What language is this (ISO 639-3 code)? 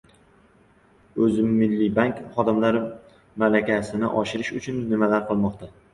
uzb